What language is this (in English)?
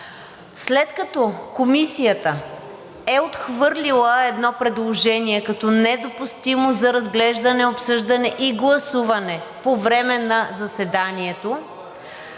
Bulgarian